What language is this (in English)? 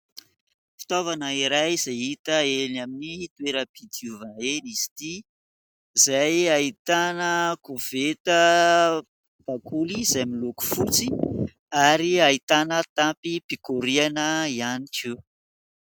Malagasy